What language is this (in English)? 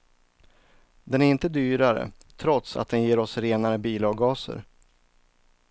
Swedish